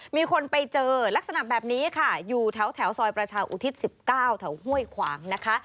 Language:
Thai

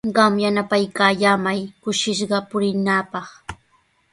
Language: Sihuas Ancash Quechua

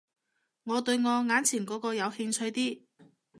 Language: Cantonese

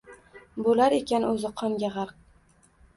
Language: Uzbek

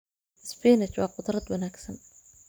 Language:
Somali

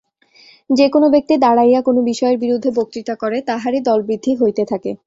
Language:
Bangla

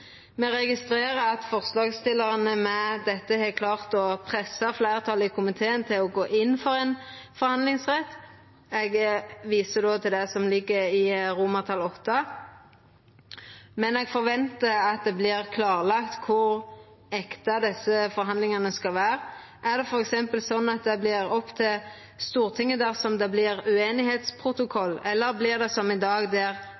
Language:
Norwegian Nynorsk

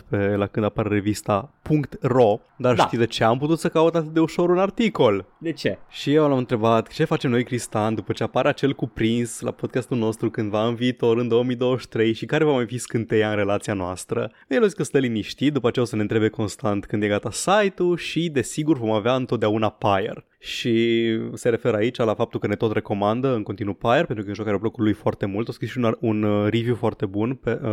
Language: Romanian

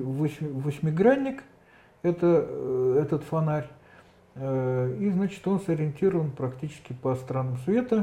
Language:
Russian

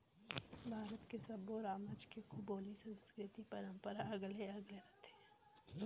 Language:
Chhattisgarhi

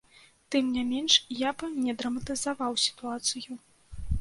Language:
Belarusian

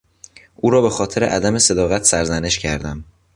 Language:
Persian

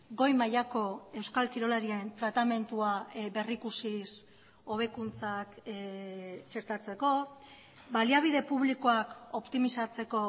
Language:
Basque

